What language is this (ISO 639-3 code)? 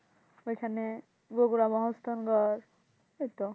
ben